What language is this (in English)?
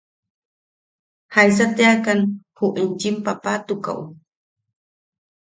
Yaqui